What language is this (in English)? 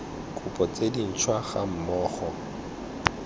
Tswana